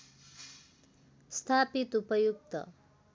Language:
Nepali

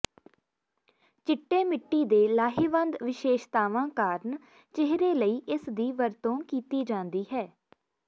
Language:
Punjabi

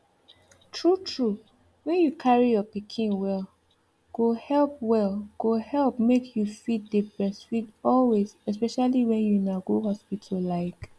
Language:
Nigerian Pidgin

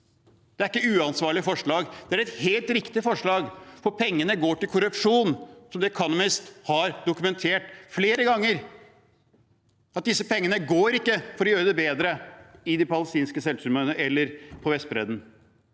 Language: Norwegian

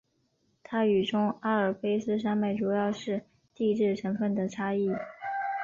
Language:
Chinese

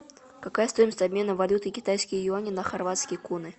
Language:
Russian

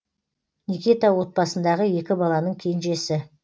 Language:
Kazakh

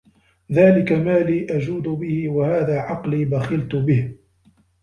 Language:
Arabic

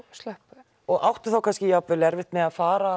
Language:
Icelandic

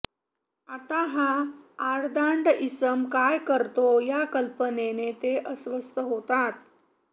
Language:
Marathi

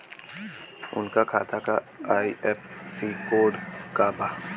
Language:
Bhojpuri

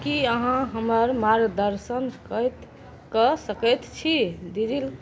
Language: Maithili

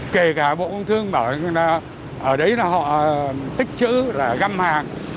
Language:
Vietnamese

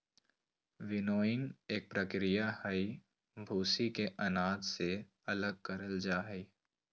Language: Magahi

